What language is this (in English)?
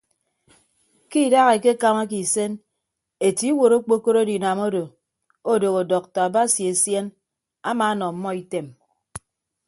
Ibibio